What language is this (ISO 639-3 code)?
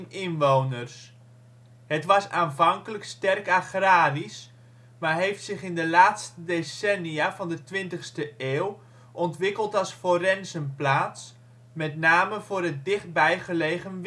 nld